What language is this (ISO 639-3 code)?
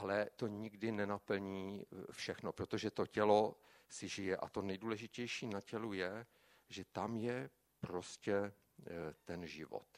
ces